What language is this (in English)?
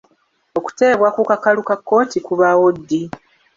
Ganda